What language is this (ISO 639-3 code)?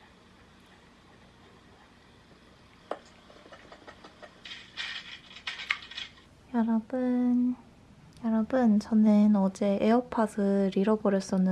kor